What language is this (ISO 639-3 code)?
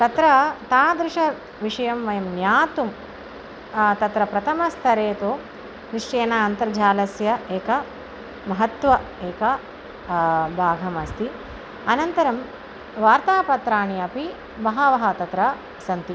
san